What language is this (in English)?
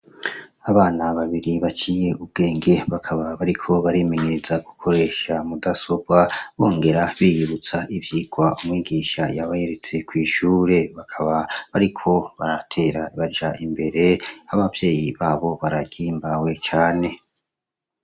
Rundi